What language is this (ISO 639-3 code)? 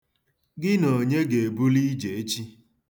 ibo